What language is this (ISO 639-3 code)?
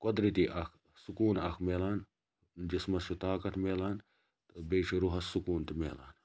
kas